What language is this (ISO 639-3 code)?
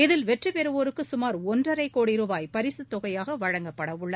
tam